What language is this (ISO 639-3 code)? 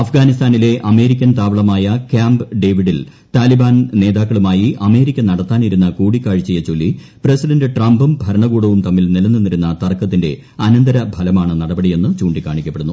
mal